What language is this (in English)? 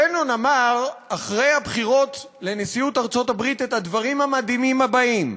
Hebrew